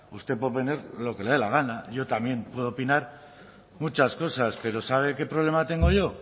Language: Spanish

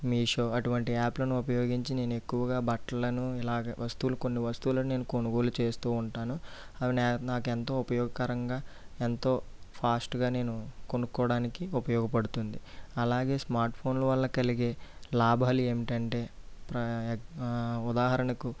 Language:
Telugu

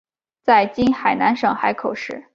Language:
Chinese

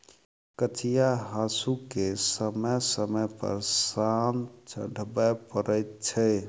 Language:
Maithili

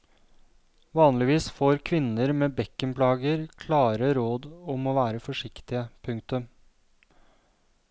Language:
Norwegian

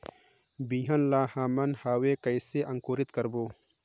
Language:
Chhattisgarhi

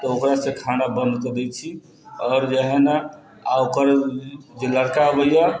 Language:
Maithili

